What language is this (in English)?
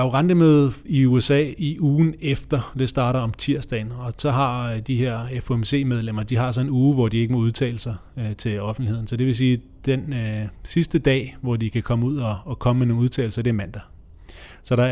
Danish